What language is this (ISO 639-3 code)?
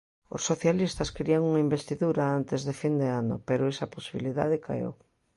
glg